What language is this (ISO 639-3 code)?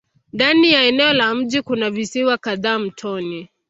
swa